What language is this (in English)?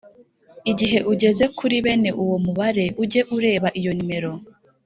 Kinyarwanda